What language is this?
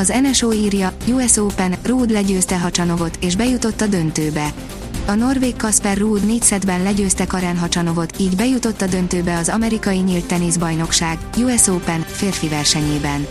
Hungarian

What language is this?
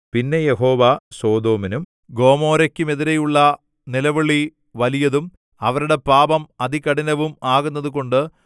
Malayalam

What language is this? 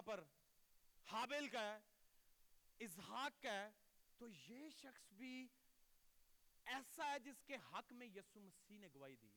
Urdu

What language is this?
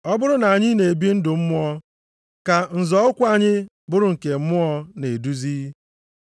Igbo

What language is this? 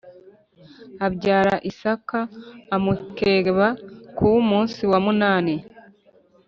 Kinyarwanda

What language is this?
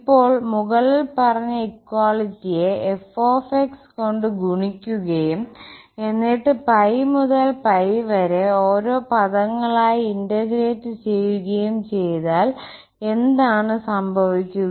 Malayalam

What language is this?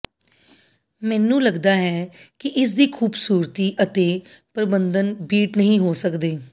Punjabi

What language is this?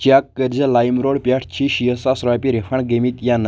Kashmiri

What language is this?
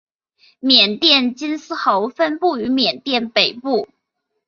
Chinese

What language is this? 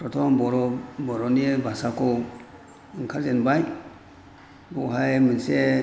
Bodo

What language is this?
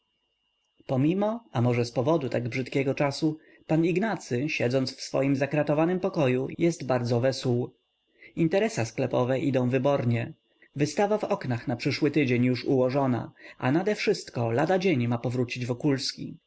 Polish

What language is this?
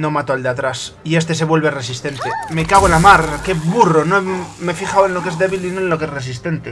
Spanish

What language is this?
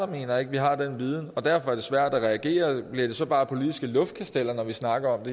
Danish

